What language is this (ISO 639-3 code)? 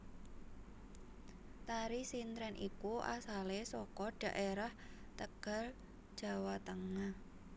jav